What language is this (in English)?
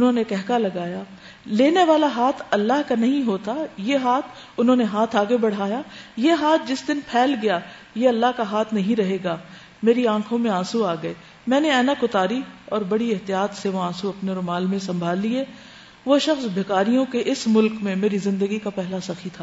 Urdu